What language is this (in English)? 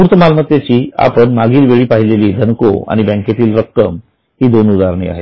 Marathi